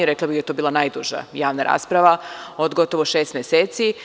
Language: Serbian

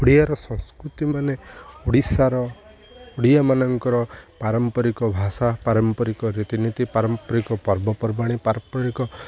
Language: Odia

